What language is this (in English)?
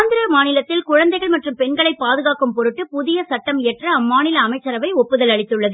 Tamil